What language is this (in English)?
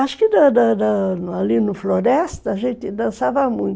Portuguese